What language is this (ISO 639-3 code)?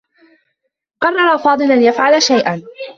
ara